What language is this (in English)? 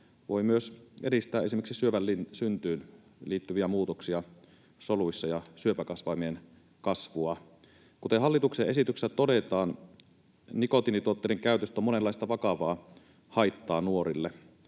Finnish